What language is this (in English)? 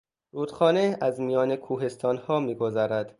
Persian